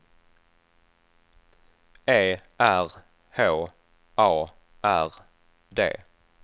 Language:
Swedish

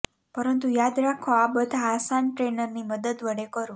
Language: Gujarati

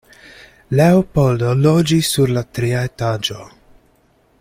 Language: Esperanto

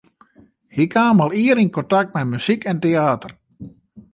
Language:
Western Frisian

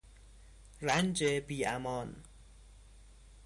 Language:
Persian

